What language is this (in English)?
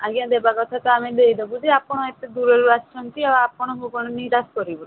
Odia